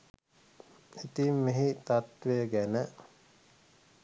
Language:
Sinhala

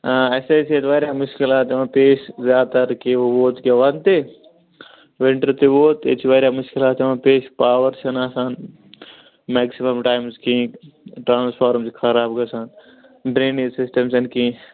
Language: Kashmiri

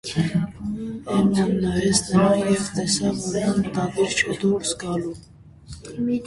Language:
Armenian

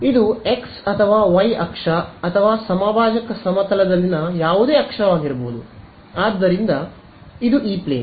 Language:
Kannada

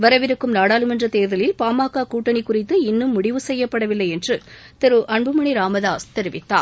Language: Tamil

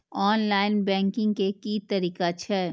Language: Maithili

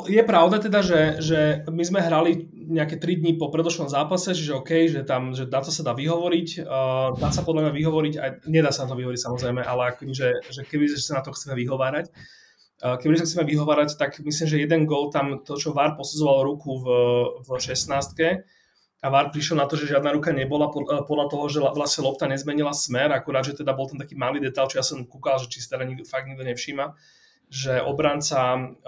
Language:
Slovak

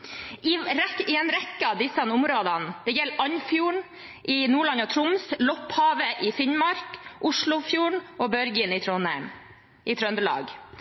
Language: Norwegian Bokmål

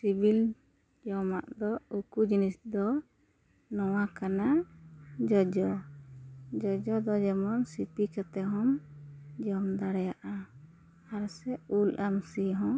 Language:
Santali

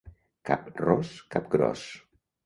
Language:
Catalan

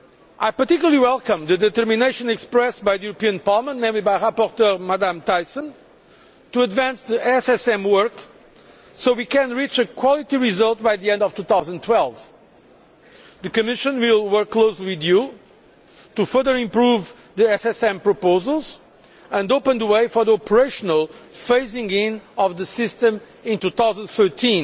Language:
English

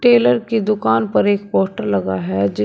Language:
Hindi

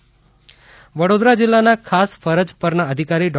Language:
Gujarati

